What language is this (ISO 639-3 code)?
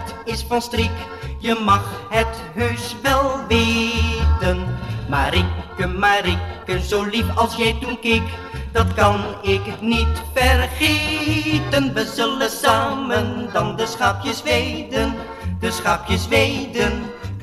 nld